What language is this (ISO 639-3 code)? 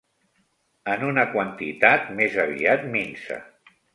cat